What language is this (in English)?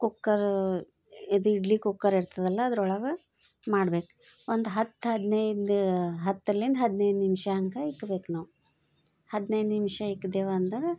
Kannada